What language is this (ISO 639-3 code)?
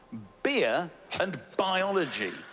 eng